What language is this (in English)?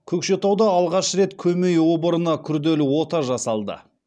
Kazakh